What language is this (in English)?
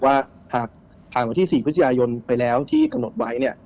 Thai